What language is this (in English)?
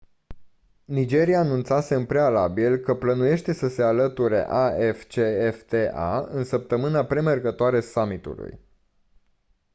Romanian